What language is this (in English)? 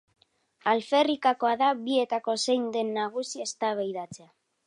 Basque